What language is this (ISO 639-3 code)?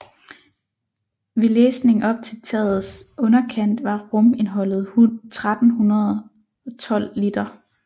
dan